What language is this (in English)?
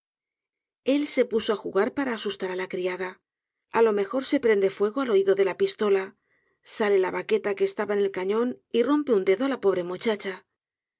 Spanish